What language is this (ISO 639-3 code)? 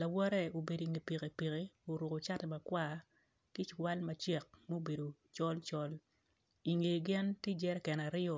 ach